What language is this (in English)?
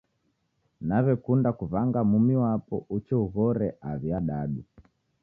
Taita